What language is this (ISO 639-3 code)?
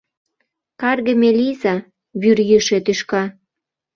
chm